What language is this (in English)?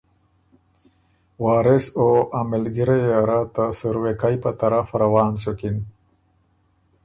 Ormuri